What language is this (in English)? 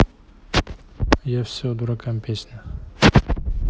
Russian